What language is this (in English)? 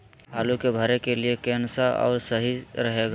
Magahi